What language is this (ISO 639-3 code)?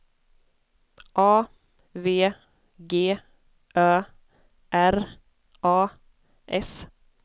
swe